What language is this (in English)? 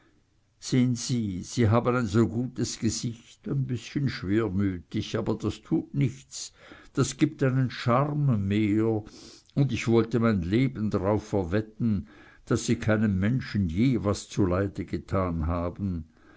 German